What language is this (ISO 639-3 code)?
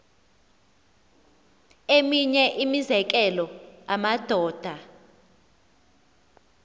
xho